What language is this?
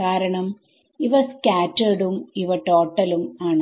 Malayalam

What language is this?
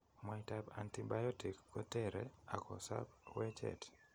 Kalenjin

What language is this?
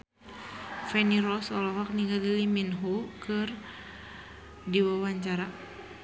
Sundanese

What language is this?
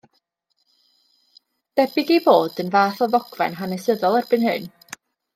Welsh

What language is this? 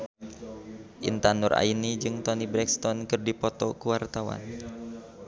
Sundanese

